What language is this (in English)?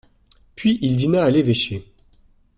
French